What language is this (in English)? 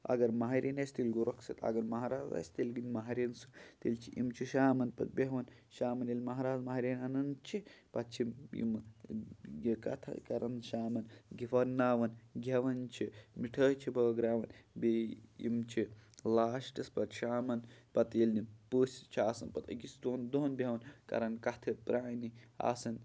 Kashmiri